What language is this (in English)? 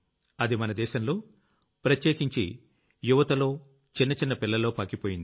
Telugu